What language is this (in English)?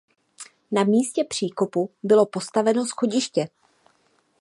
Czech